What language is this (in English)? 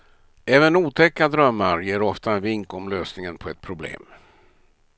Swedish